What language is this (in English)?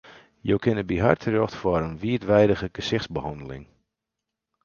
Western Frisian